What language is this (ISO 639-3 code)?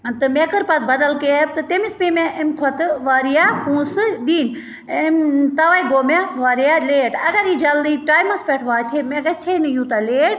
kas